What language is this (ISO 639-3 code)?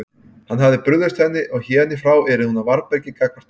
isl